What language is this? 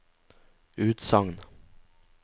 Norwegian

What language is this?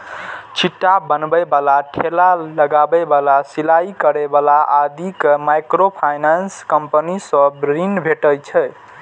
Maithili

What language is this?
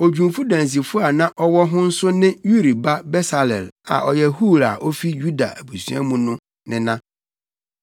Akan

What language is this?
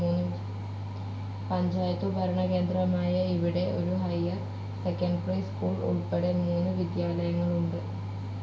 Malayalam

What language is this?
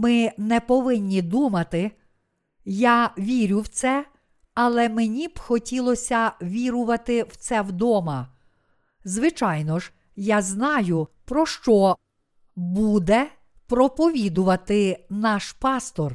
Ukrainian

